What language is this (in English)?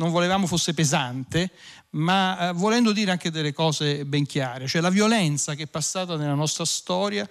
Italian